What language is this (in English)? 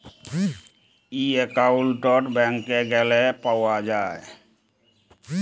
Bangla